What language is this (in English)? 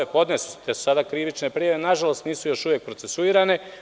Serbian